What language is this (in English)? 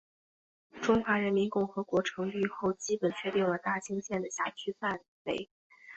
Chinese